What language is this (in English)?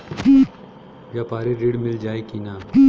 Bhojpuri